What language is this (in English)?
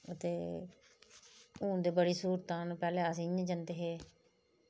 Dogri